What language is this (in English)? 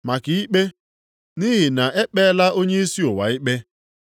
Igbo